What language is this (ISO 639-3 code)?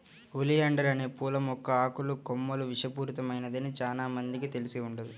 tel